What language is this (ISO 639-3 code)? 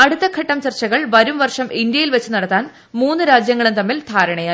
mal